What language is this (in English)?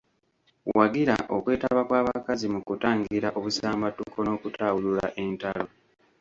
Ganda